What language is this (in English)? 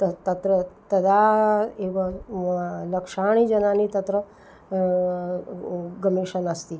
Sanskrit